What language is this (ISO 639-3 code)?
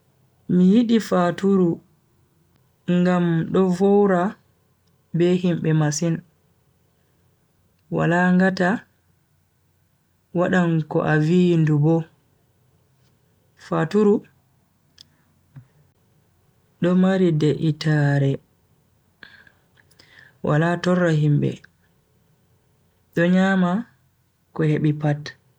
fui